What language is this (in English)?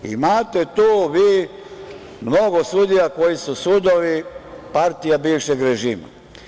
Serbian